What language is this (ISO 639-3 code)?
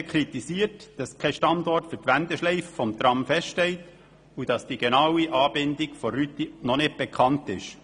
gsw